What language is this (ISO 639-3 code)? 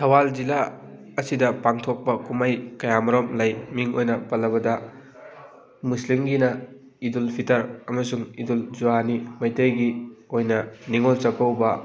mni